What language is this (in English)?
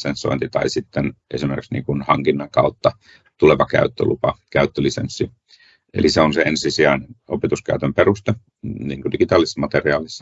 Finnish